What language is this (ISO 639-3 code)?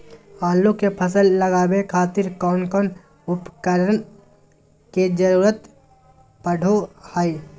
mag